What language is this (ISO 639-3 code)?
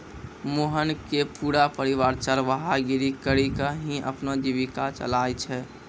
mai